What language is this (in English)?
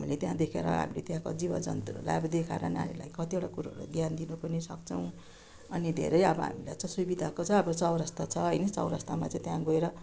Nepali